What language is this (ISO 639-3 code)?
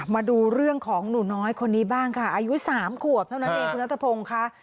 tha